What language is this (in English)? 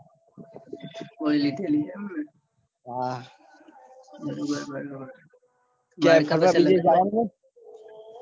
Gujarati